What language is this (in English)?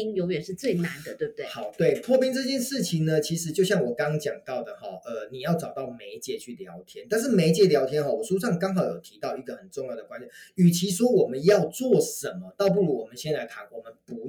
Chinese